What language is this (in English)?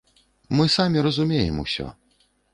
Belarusian